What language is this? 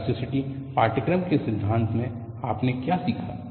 Hindi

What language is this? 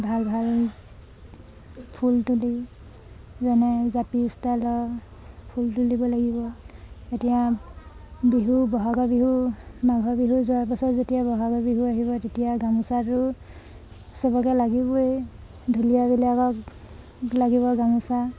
Assamese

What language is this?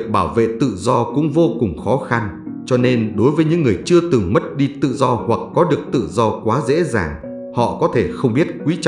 Vietnamese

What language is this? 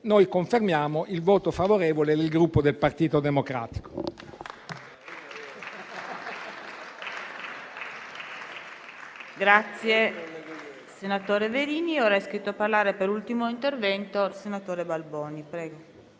Italian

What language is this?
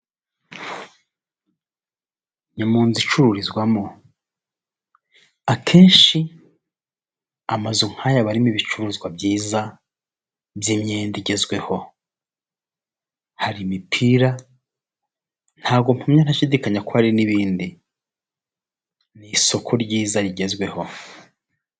Kinyarwanda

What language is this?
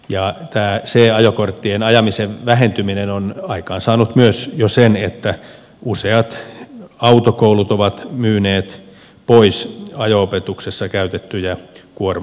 Finnish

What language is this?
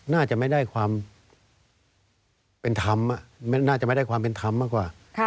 Thai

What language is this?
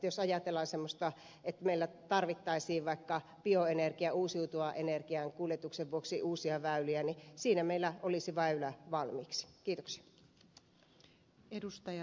Finnish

